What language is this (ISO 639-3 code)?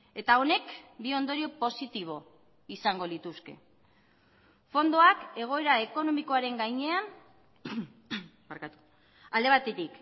eus